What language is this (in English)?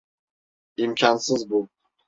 Turkish